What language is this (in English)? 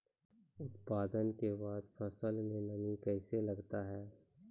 Maithili